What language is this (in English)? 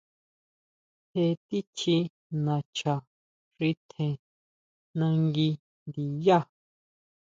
Huautla Mazatec